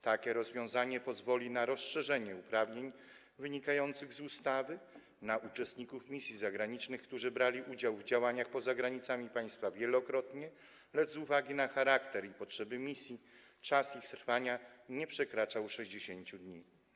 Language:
Polish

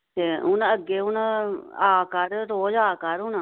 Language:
Dogri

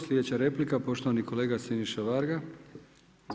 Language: Croatian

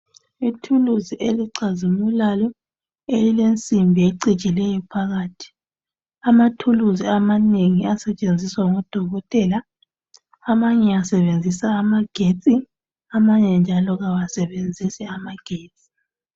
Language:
North Ndebele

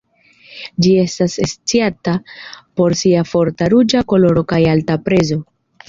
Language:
Esperanto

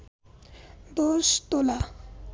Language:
Bangla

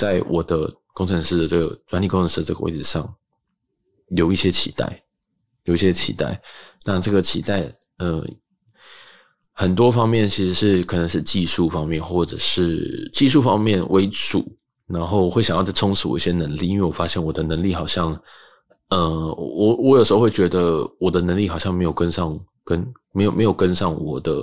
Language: Chinese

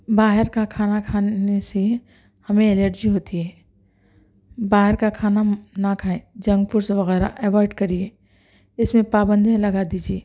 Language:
Urdu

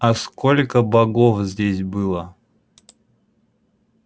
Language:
Russian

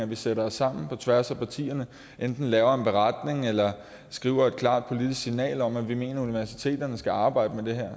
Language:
Danish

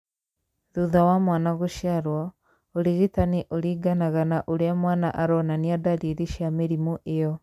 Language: Kikuyu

